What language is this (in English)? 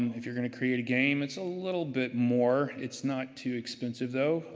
English